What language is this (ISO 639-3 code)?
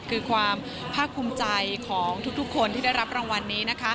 tha